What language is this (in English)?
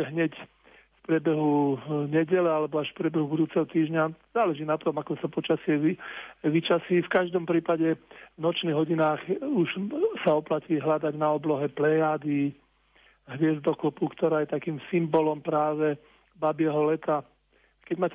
Slovak